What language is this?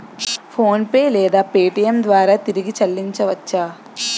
Telugu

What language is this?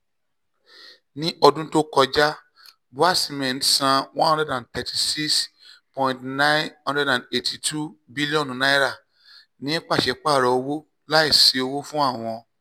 Yoruba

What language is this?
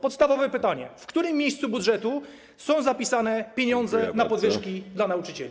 Polish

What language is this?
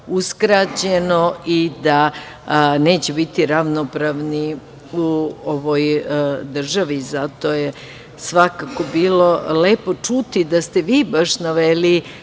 Serbian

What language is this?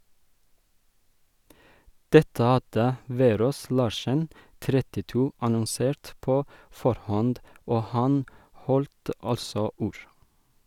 Norwegian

